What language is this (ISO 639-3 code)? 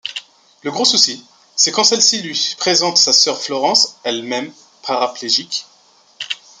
fra